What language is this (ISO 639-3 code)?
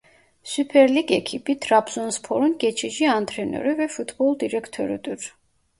tur